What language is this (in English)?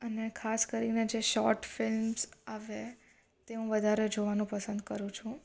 Gujarati